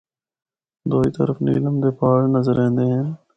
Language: Northern Hindko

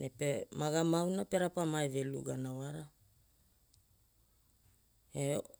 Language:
Hula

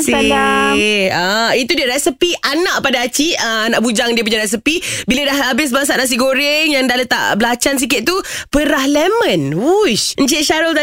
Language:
Malay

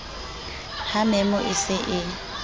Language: Southern Sotho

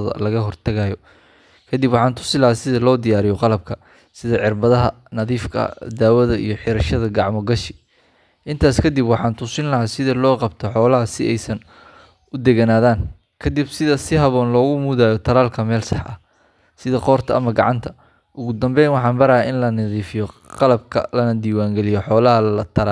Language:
Somali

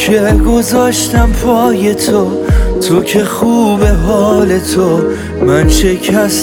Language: Persian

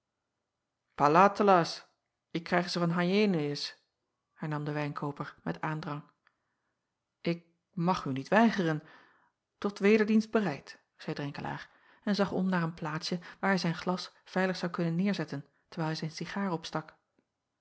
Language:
Dutch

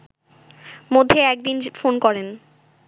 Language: Bangla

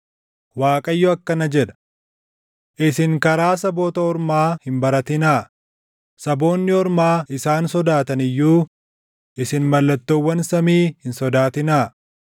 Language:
Oromo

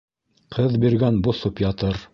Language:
Bashkir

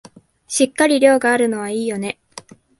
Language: Japanese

